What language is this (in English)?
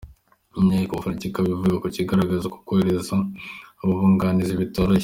Kinyarwanda